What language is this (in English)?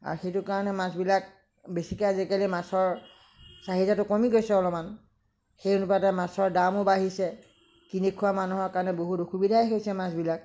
Assamese